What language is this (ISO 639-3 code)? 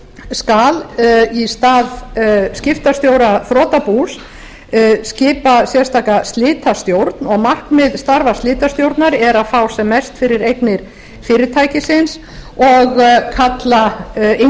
isl